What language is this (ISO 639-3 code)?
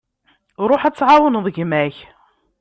kab